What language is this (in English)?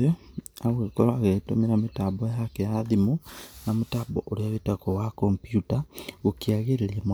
Kikuyu